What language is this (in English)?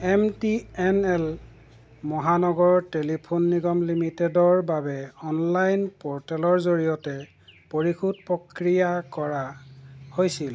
Assamese